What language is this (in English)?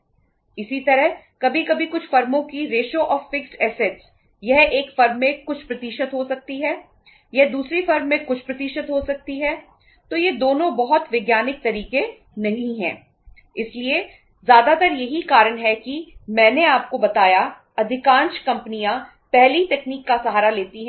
Hindi